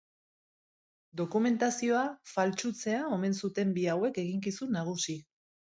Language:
Basque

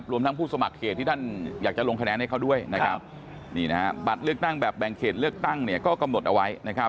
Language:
Thai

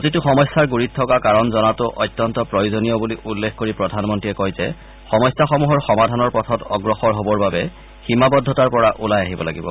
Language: Assamese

